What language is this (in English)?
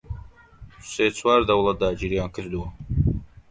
Central Kurdish